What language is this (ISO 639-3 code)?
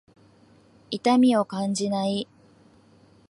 jpn